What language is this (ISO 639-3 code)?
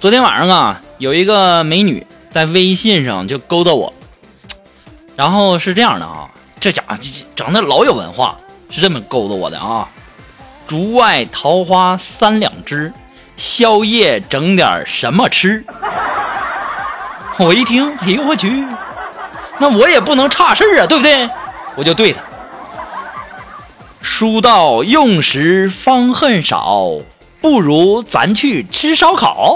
zho